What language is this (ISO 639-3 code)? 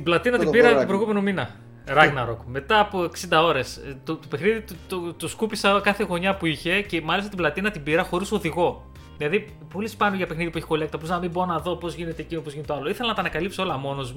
ell